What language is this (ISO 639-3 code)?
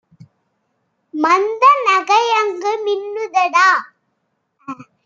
tam